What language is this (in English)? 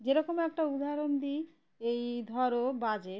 Bangla